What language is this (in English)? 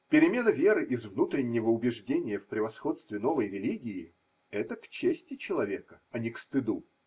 Russian